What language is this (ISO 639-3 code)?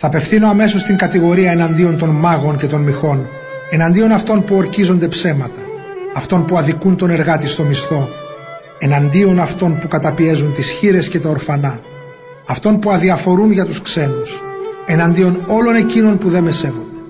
ell